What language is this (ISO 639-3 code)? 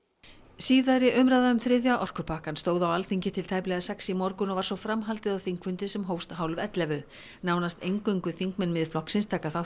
isl